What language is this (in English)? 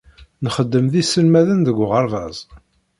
Kabyle